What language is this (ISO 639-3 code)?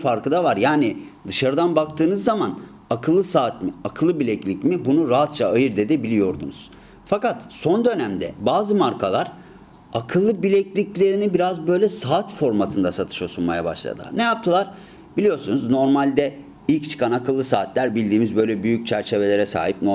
tur